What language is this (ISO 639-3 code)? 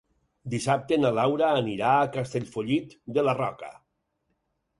cat